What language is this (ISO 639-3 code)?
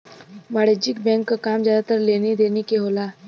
bho